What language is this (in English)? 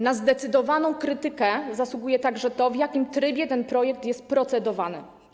Polish